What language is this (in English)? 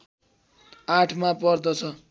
Nepali